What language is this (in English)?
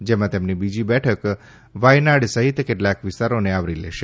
Gujarati